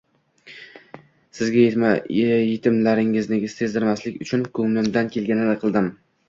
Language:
Uzbek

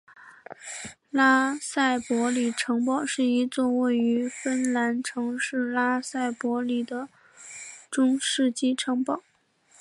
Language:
Chinese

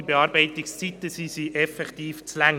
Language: Swiss German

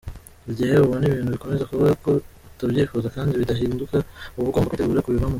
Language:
Kinyarwanda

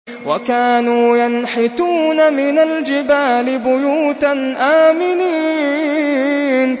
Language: Arabic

